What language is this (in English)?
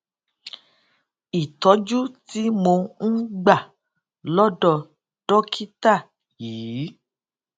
Yoruba